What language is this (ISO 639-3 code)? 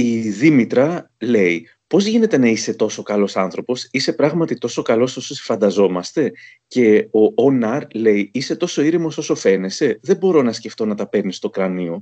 ell